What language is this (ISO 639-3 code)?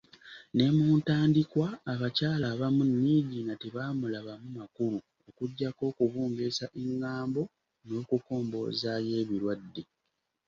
lug